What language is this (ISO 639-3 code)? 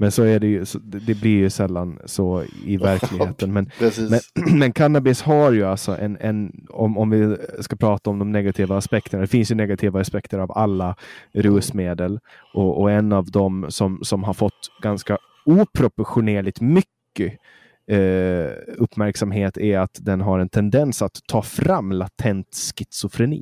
swe